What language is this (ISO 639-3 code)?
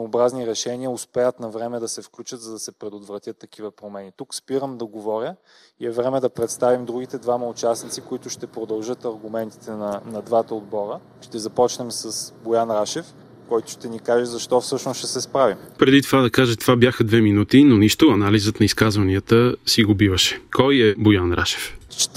bul